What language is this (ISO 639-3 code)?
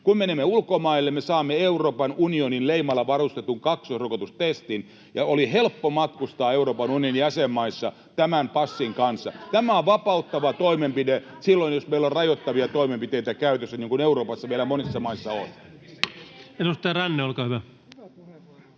fin